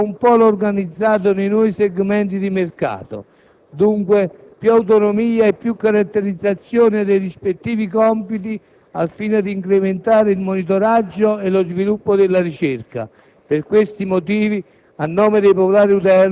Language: Italian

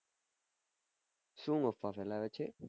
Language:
Gujarati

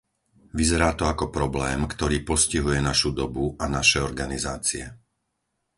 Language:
Slovak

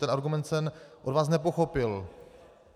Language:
Czech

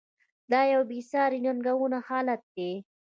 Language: Pashto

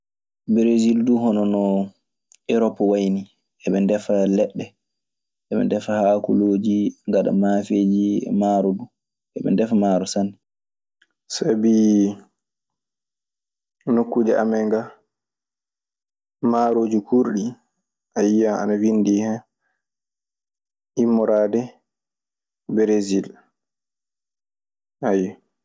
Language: Maasina Fulfulde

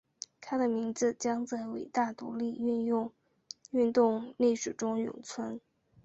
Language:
Chinese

